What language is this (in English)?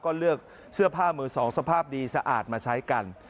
Thai